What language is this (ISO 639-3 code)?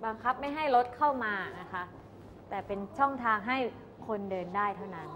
tha